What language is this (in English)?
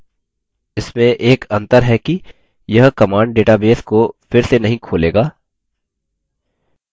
Hindi